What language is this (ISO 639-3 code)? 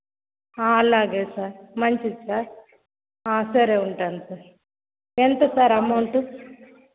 tel